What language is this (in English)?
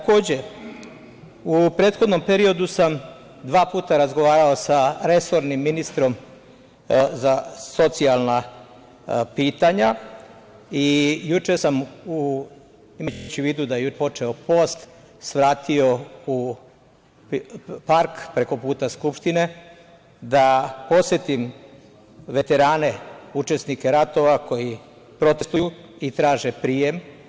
Serbian